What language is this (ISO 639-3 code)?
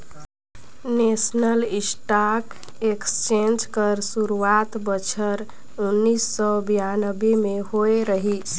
hne